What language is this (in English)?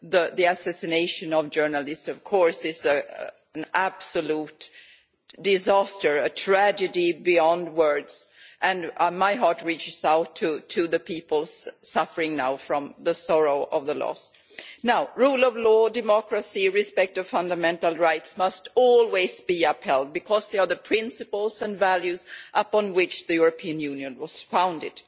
English